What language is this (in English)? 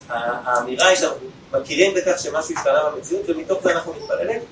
Hebrew